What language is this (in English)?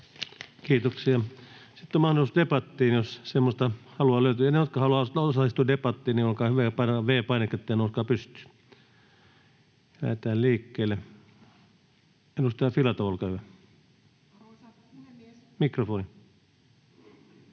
Finnish